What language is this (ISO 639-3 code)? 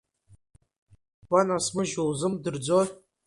abk